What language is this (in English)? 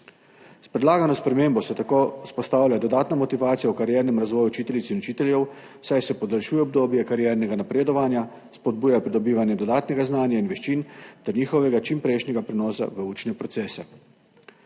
Slovenian